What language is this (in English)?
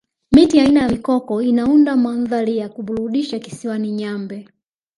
Swahili